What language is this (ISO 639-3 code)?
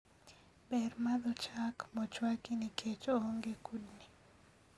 luo